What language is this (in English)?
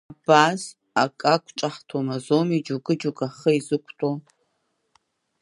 Abkhazian